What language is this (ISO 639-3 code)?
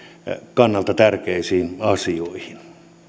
fin